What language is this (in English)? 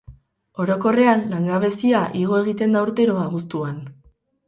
Basque